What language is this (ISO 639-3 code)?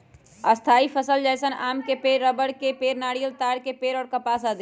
mag